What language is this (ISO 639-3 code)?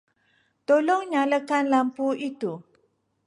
msa